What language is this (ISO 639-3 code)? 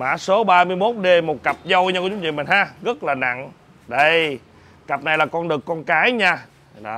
vie